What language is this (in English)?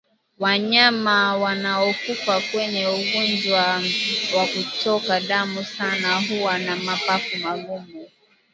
Swahili